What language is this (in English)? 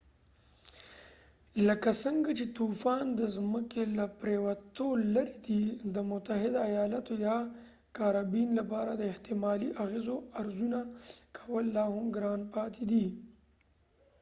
Pashto